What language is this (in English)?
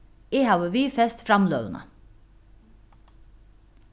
Faroese